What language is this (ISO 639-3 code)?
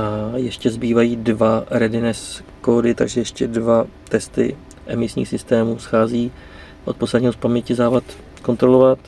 ces